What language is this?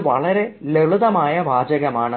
Malayalam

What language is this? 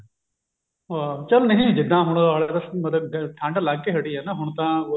Punjabi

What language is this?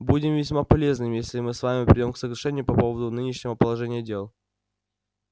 Russian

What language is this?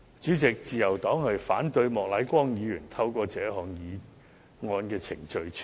Cantonese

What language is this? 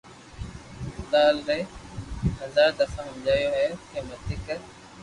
Loarki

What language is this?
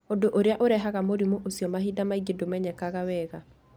Kikuyu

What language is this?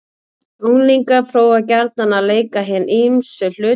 Icelandic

